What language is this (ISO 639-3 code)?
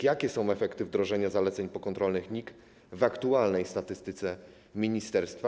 pol